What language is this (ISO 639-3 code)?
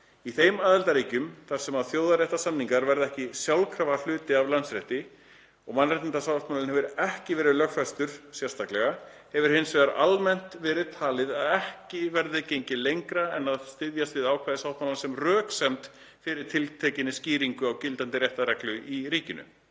isl